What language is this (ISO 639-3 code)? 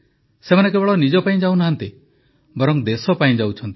ori